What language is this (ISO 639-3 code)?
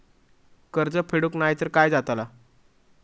mar